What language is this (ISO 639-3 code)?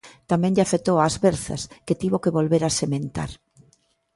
glg